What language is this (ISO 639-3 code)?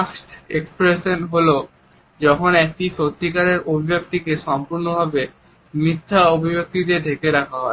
ben